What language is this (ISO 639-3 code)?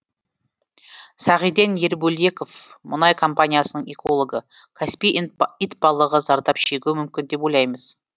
kaz